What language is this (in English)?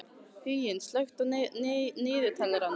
Icelandic